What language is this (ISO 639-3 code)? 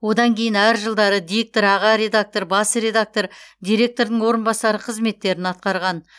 kaz